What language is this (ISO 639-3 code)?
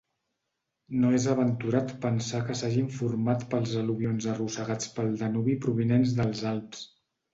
cat